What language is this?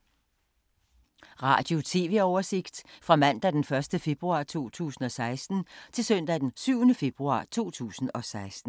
Danish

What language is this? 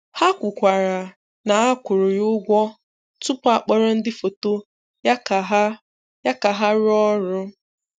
Igbo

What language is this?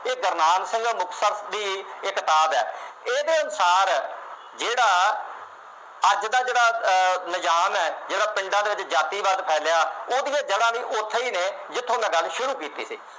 Punjabi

